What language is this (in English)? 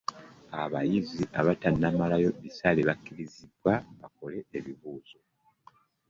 Ganda